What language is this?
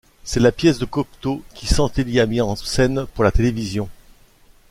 French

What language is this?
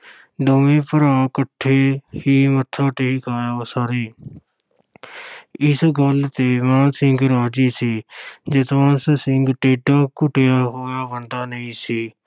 Punjabi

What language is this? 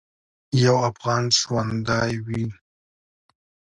Pashto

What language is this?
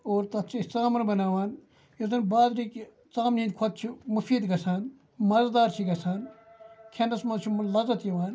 Kashmiri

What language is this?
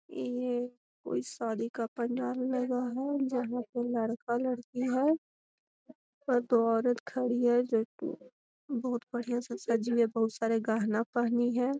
Magahi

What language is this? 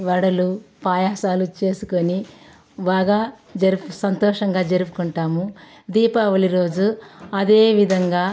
Telugu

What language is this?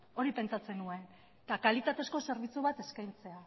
Basque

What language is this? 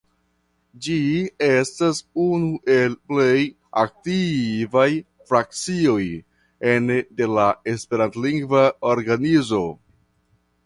Esperanto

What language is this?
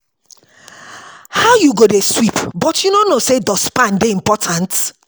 Nigerian Pidgin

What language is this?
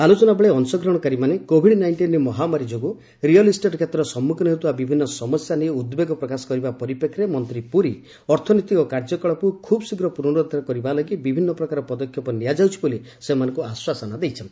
Odia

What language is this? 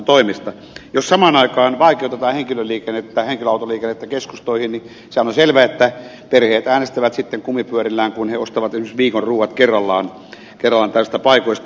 Finnish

